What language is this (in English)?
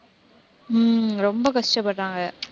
Tamil